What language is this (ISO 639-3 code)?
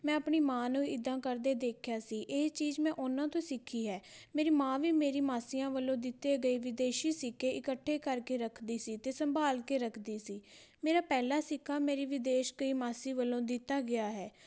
pan